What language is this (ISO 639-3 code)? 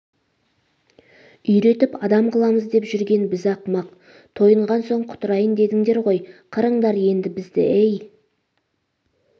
kaz